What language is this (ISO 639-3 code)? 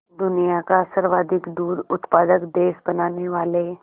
hin